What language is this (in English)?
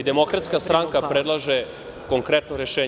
Serbian